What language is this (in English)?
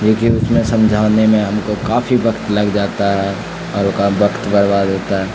Urdu